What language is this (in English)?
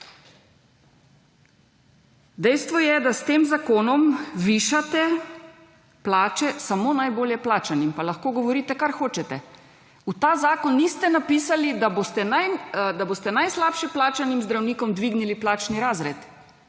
Slovenian